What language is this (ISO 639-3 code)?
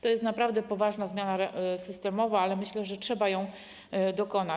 pol